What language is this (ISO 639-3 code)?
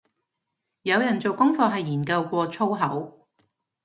yue